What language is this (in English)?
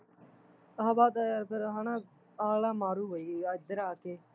Punjabi